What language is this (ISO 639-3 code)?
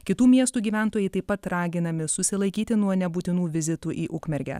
lit